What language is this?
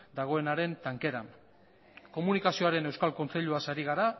Basque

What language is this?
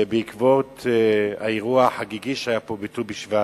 Hebrew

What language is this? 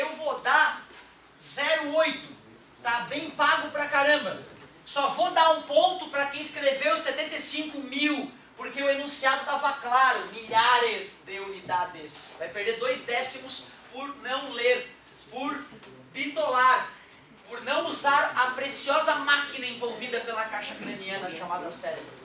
Portuguese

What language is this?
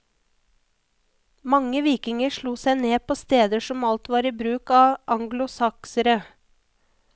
Norwegian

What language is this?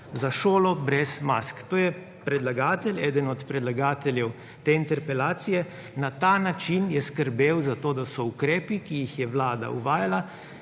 Slovenian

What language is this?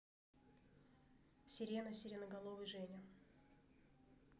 Russian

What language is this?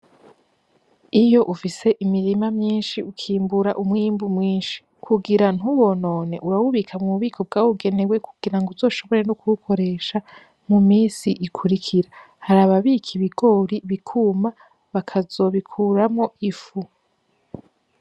Rundi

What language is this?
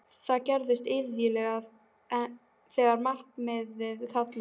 Icelandic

